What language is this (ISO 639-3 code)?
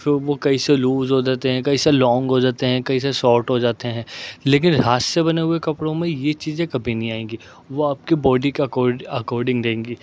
urd